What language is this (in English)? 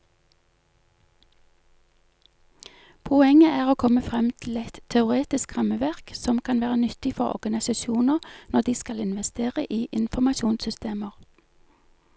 Norwegian